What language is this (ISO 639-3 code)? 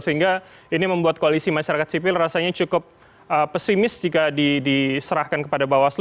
ind